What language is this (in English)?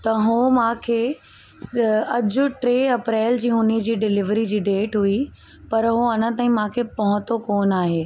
Sindhi